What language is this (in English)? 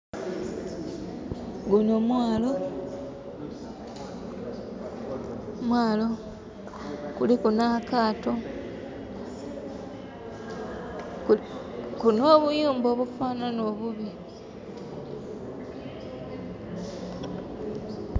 Soga